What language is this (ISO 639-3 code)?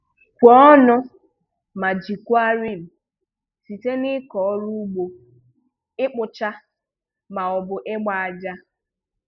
ibo